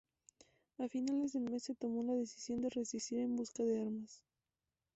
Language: Spanish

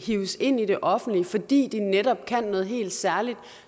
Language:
Danish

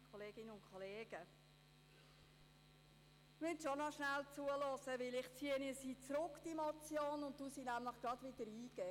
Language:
Swiss German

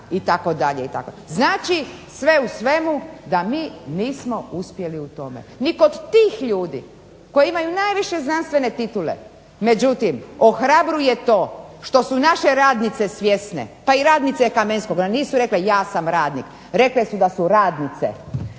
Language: Croatian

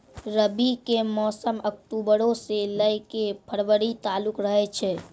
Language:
Maithili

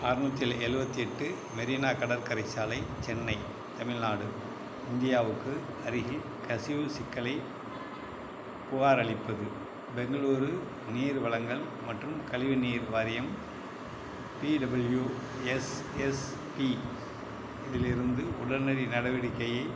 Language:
Tamil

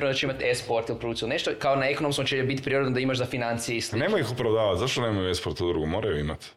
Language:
Croatian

